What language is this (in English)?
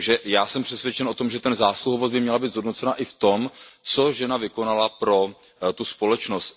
Czech